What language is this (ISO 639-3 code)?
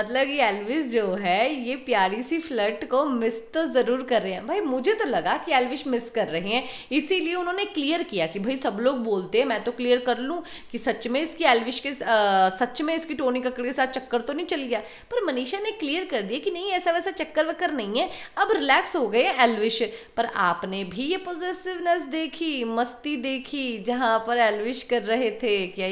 hin